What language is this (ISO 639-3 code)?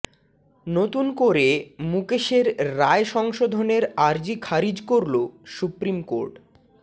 ben